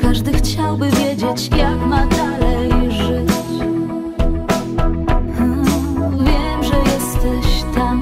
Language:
Polish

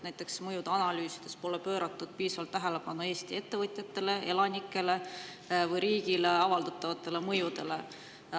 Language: Estonian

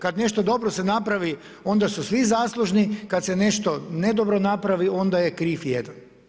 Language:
Croatian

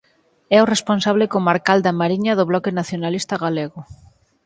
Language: Galician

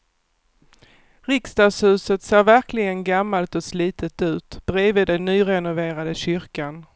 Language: Swedish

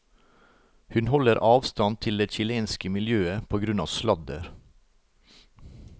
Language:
Norwegian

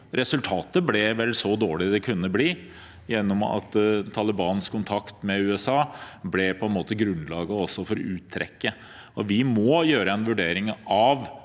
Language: Norwegian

